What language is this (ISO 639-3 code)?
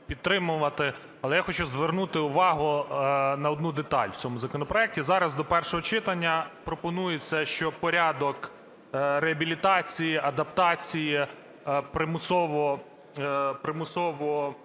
ukr